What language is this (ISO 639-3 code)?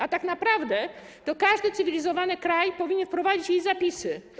pol